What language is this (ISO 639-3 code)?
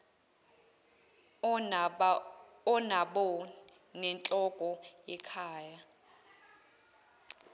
zul